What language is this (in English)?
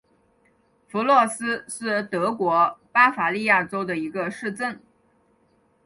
Chinese